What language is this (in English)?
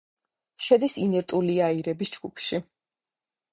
Georgian